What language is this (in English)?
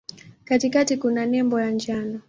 Swahili